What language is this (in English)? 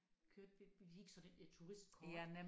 Danish